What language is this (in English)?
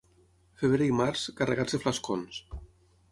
Catalan